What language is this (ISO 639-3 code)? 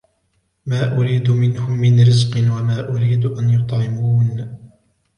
ara